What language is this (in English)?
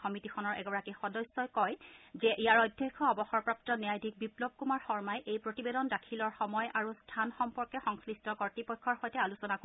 Assamese